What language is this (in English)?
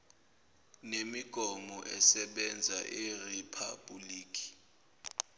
Zulu